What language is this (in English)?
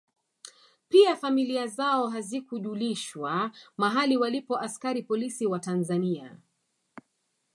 Swahili